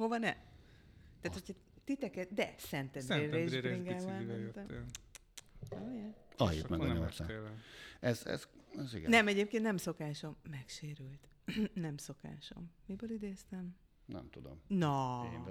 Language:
Hungarian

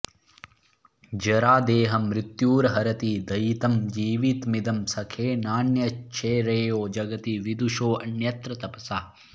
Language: Sanskrit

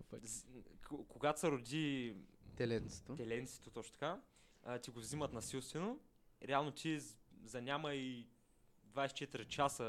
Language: Bulgarian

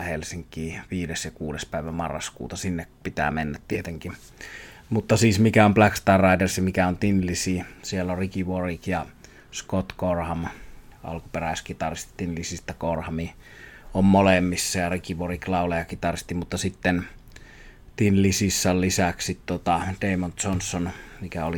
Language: Finnish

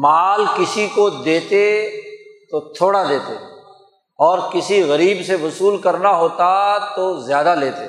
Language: Urdu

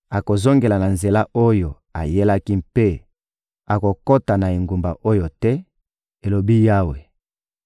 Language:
Lingala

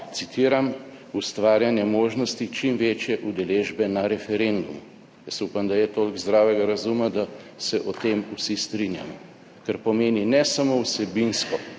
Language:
Slovenian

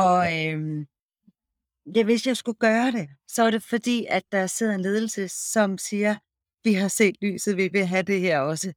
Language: Danish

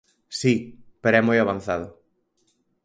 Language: Galician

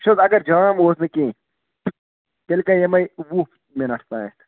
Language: Kashmiri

